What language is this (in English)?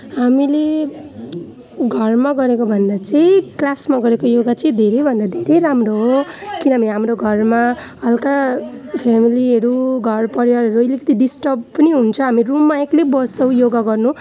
Nepali